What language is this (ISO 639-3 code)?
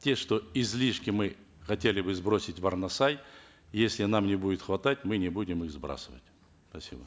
kaz